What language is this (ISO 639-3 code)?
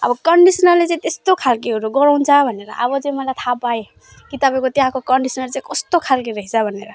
nep